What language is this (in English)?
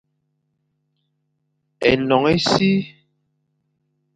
Fang